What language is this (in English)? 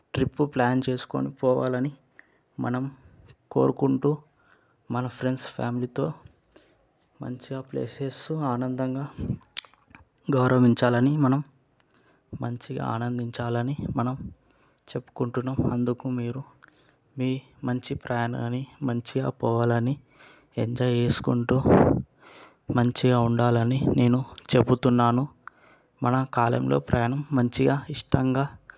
Telugu